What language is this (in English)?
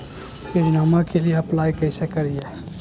Magahi